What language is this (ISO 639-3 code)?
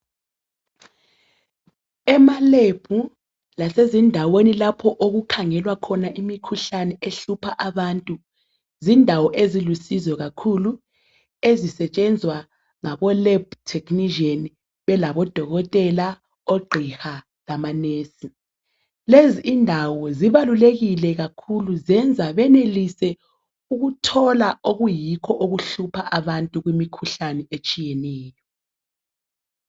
nde